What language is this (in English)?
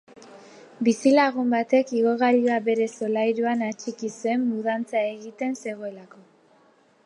Basque